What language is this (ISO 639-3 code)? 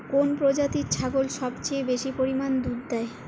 ben